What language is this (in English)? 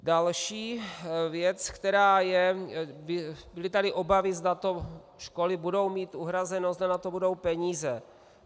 Czech